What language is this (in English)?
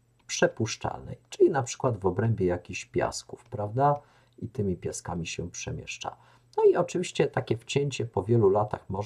Polish